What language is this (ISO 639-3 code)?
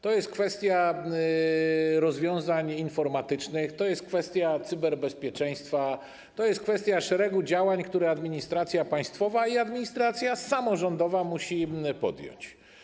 pol